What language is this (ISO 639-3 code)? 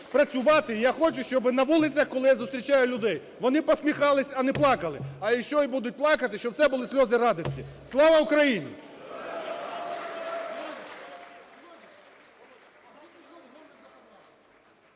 ukr